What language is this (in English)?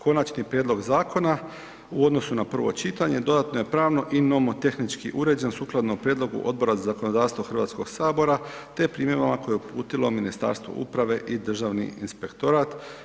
Croatian